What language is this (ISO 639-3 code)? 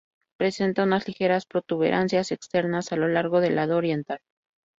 spa